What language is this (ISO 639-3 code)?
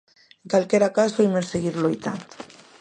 glg